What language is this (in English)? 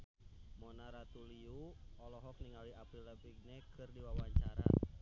Sundanese